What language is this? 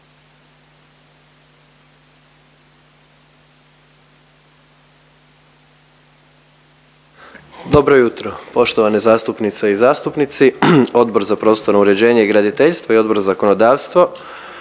Croatian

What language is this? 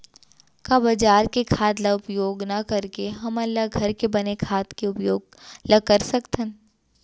Chhattisgarhi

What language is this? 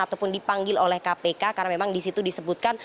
Indonesian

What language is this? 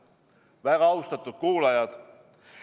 Estonian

